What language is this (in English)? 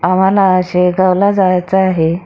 Marathi